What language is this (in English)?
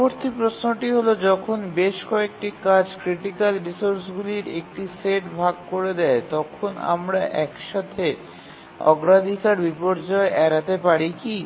Bangla